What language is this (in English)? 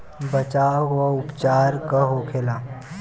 Bhojpuri